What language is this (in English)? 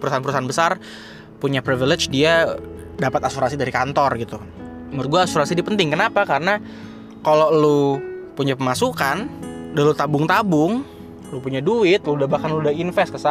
Indonesian